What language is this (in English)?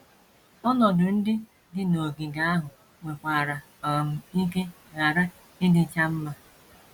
Igbo